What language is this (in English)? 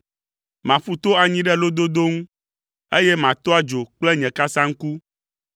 Ewe